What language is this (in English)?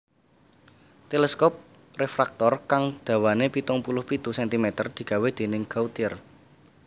Javanese